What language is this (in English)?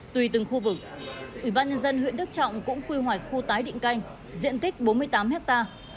Vietnamese